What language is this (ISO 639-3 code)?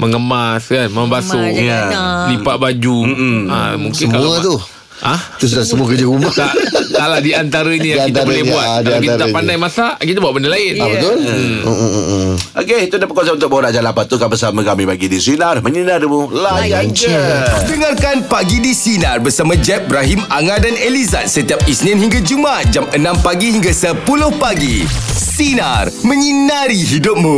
msa